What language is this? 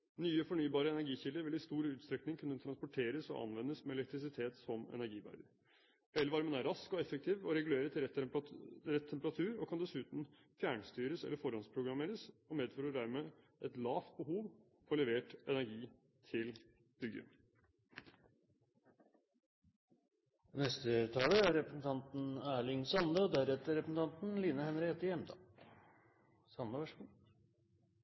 Norwegian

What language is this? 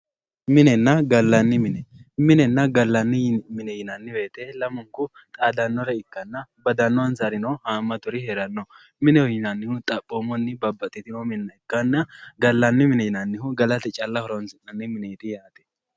Sidamo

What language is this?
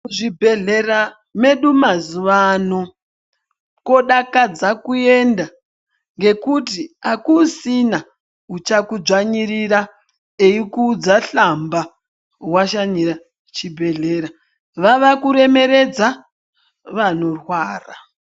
Ndau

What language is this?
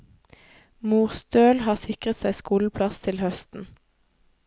Norwegian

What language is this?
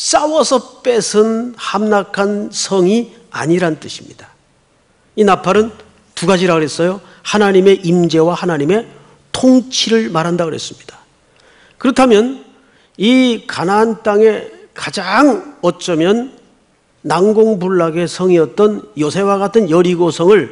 Korean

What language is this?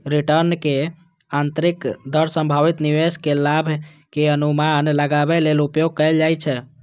Maithili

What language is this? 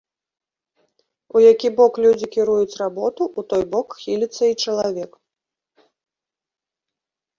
Belarusian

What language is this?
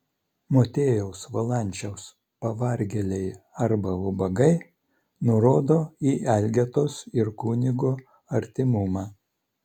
Lithuanian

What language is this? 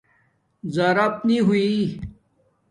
Domaaki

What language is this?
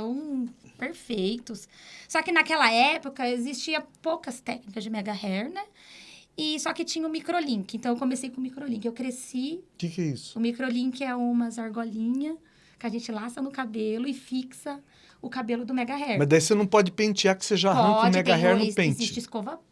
Portuguese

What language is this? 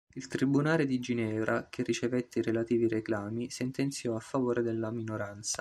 Italian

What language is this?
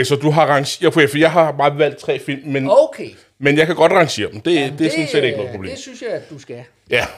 Danish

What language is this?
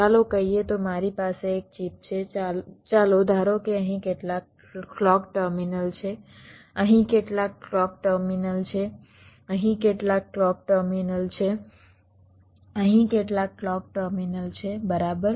Gujarati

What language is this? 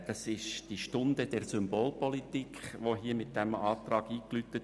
Swiss German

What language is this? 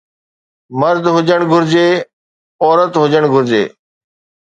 Sindhi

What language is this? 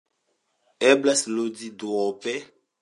Esperanto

